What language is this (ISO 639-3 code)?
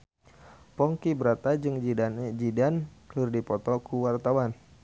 sun